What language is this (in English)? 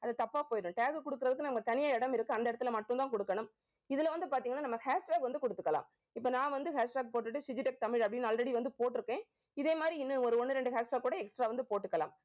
Tamil